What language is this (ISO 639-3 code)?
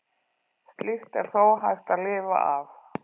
isl